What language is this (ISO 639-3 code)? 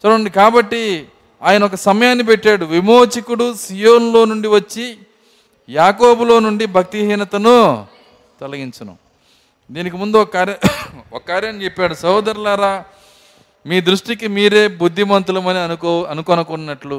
tel